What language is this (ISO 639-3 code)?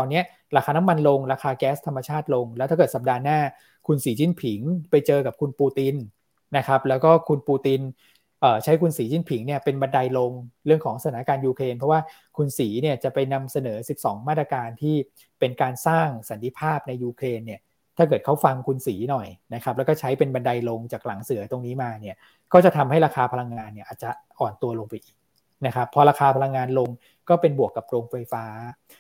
tha